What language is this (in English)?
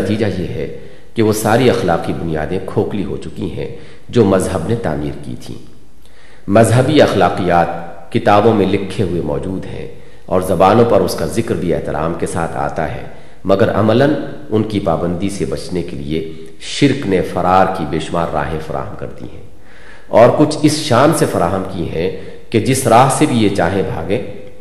Urdu